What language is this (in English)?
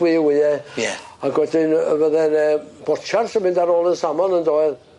Welsh